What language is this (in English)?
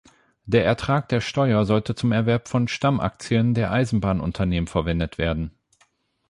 German